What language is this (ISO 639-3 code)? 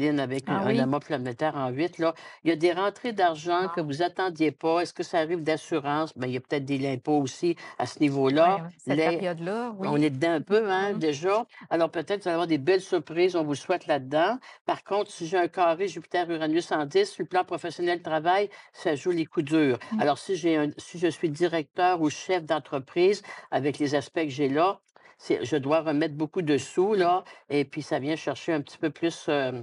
fra